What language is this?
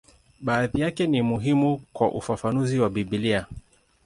Swahili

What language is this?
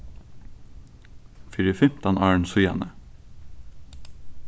Faroese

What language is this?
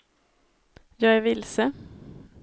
Swedish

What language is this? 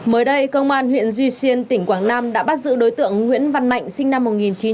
Vietnamese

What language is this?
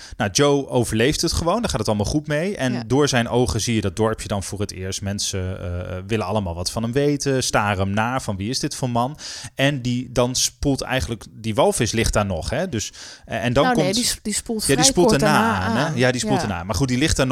Dutch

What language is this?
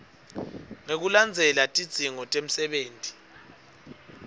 Swati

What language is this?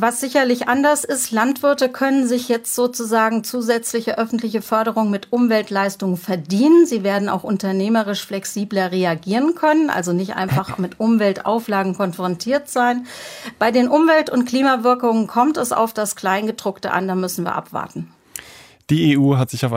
German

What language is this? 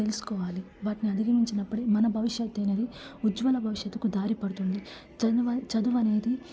Telugu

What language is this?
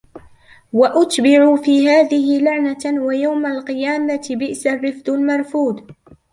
Arabic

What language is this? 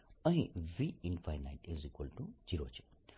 Gujarati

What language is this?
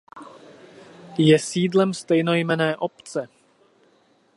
Czech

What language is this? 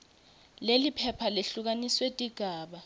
Swati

